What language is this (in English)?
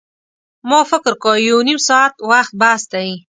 Pashto